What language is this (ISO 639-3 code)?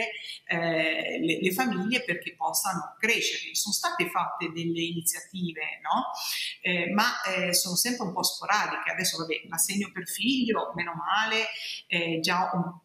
ita